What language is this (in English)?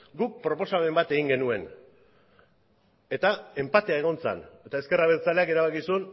Basque